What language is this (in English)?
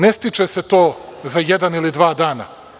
Serbian